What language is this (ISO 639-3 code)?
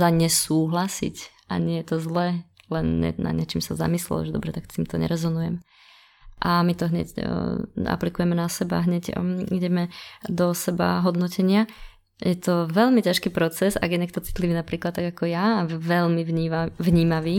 slk